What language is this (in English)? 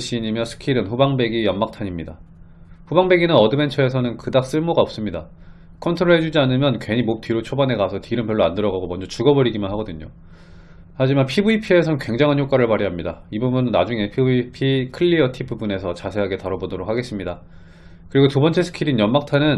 Korean